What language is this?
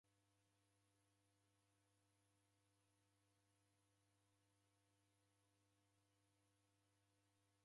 Taita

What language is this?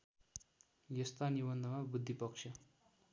Nepali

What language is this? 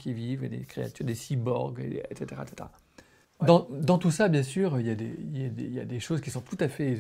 French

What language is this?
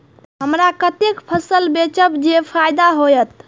Maithili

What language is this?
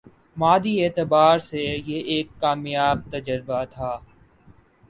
Urdu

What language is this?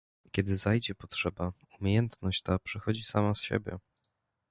Polish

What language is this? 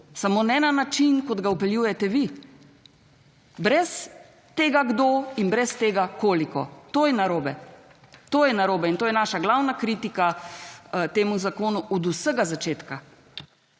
Slovenian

